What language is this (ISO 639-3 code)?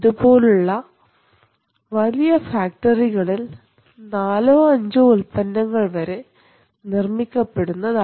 mal